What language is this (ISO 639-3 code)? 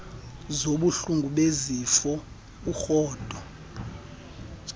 xho